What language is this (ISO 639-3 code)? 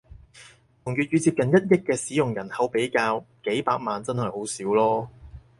yue